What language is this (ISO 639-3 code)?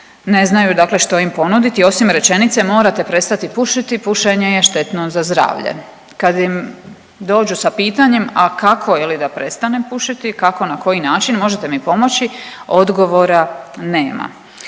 hrv